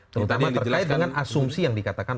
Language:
Indonesian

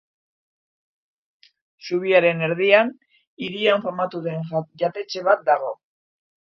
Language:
Basque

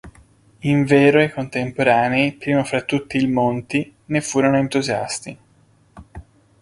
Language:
Italian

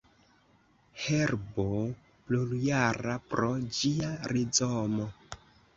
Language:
Esperanto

